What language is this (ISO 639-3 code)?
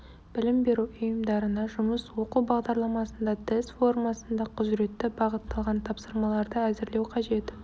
kaz